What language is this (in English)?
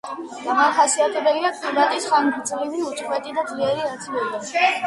Georgian